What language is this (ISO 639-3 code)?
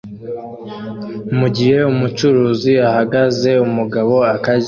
kin